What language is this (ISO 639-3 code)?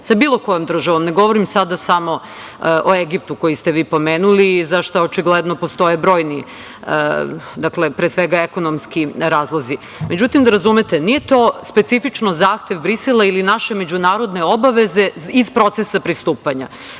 srp